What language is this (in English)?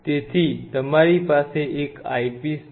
Gujarati